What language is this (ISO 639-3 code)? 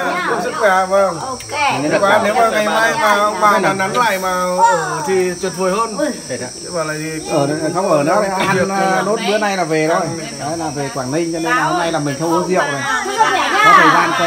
vie